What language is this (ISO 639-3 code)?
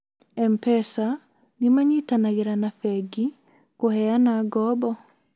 kik